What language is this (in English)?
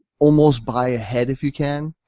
English